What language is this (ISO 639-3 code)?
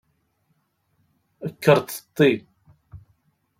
kab